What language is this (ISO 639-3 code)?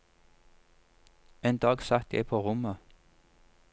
nor